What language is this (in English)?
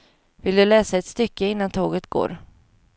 Swedish